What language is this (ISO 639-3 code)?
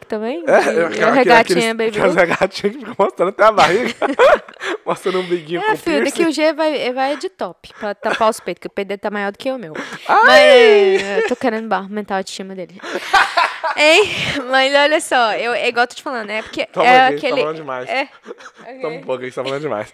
por